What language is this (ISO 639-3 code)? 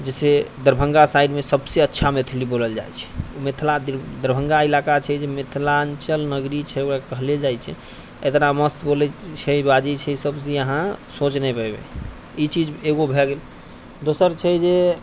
mai